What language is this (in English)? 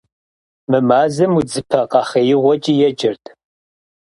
Kabardian